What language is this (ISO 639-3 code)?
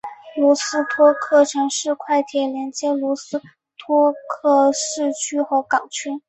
zho